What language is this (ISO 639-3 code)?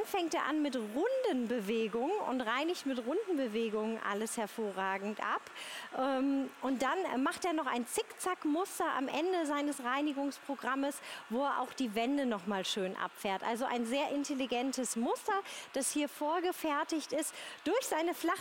deu